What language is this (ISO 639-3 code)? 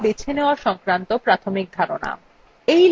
ben